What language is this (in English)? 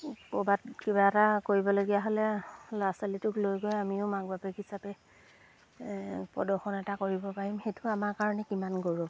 Assamese